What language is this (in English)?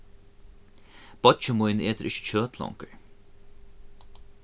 Faroese